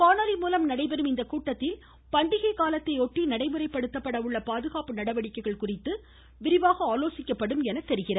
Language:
Tamil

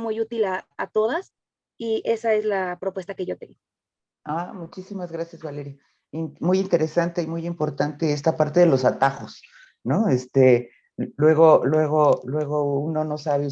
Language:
Spanish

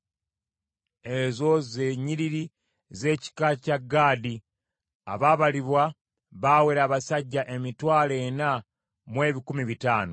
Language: Ganda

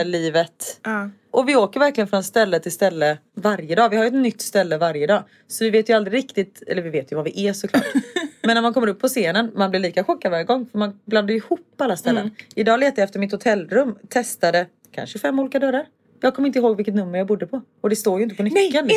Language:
Swedish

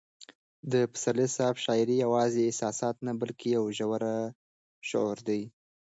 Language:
Pashto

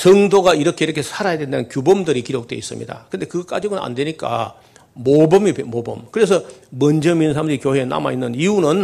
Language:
Korean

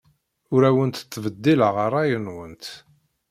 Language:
Kabyle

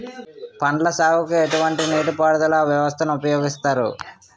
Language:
Telugu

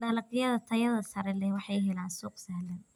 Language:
Somali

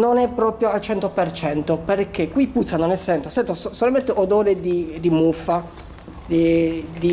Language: Italian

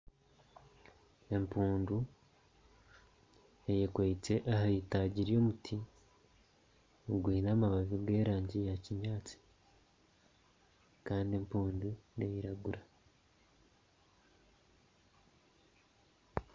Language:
Nyankole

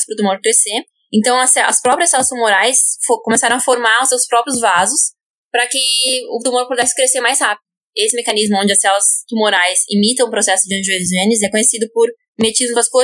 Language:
Portuguese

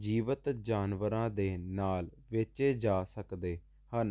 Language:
Punjabi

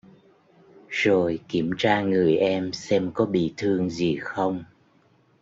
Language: Vietnamese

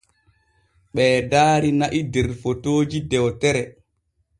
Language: Borgu Fulfulde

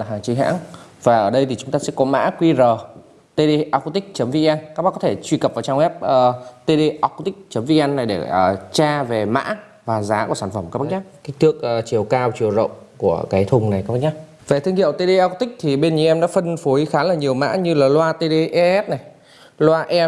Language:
Vietnamese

